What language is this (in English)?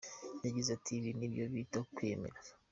Kinyarwanda